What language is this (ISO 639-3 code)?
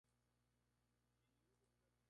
spa